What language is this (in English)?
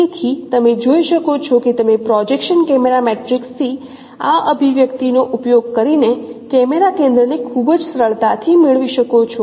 Gujarati